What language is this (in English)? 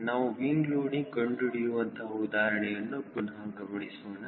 Kannada